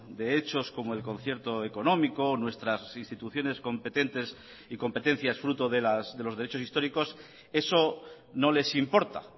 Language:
Spanish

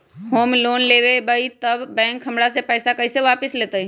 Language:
Magahi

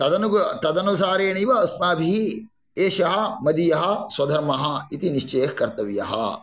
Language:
Sanskrit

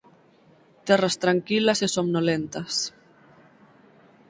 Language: Galician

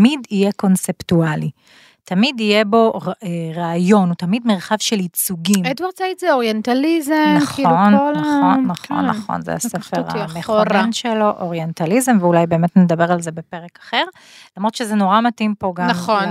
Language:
Hebrew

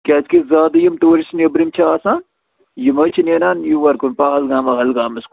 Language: Kashmiri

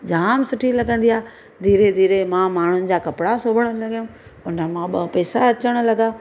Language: Sindhi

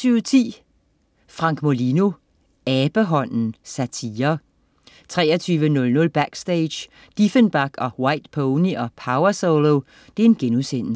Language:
Danish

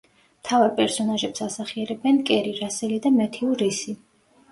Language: Georgian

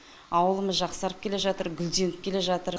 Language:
Kazakh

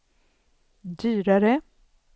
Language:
Swedish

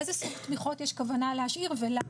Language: Hebrew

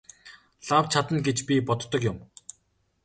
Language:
Mongolian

